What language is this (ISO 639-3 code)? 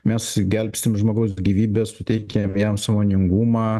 lit